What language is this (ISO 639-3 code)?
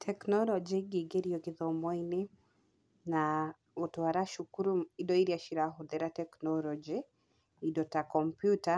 kik